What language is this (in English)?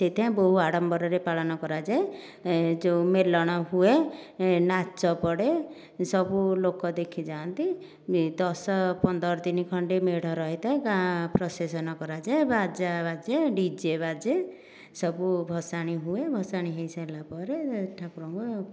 Odia